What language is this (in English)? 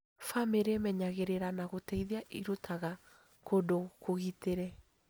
Kikuyu